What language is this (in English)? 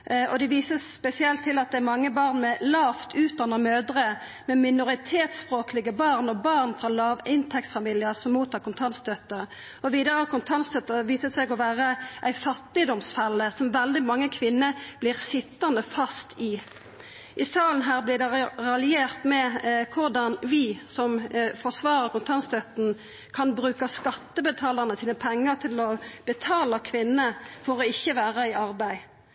Norwegian Nynorsk